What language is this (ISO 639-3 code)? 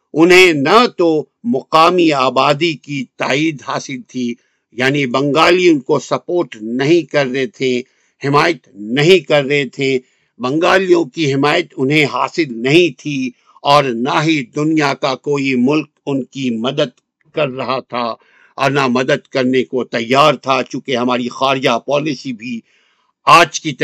urd